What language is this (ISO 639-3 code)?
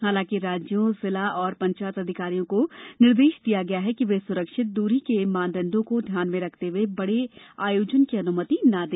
hin